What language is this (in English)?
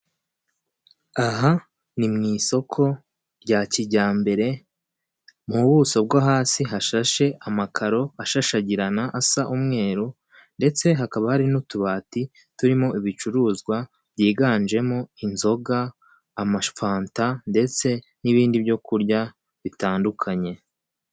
Kinyarwanda